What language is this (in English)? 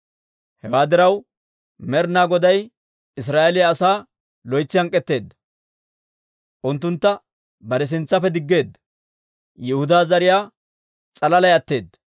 Dawro